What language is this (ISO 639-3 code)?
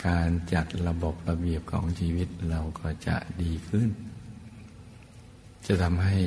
tha